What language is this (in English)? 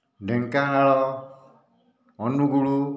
Odia